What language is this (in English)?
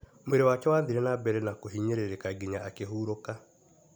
Kikuyu